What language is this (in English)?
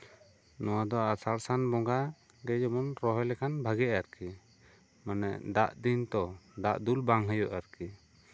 Santali